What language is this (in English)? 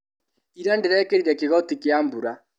Kikuyu